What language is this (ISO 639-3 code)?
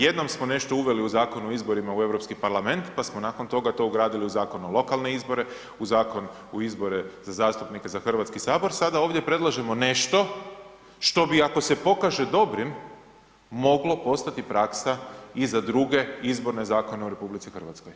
hrv